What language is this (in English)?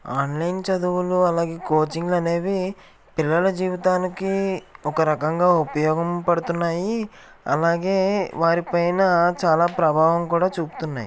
Telugu